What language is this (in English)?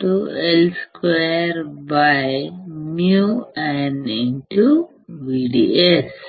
Telugu